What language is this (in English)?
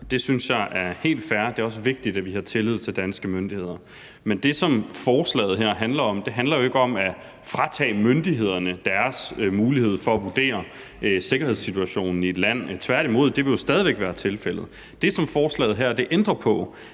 Danish